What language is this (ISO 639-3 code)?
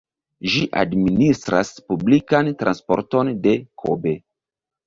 epo